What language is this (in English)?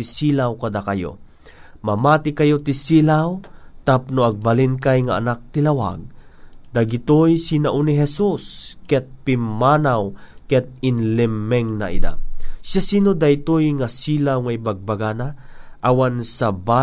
Filipino